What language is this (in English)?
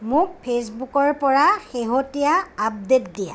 Assamese